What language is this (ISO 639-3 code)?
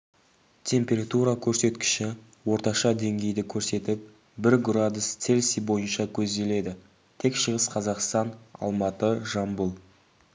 kaz